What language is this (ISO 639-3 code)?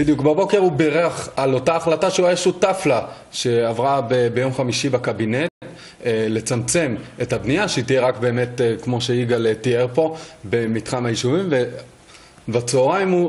heb